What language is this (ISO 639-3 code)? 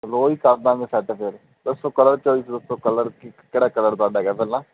pan